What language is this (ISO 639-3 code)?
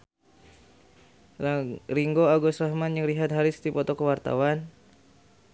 sun